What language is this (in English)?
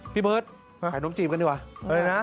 Thai